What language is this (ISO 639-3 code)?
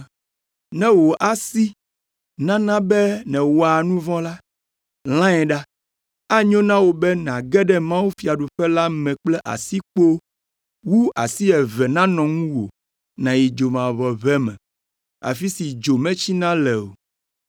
ewe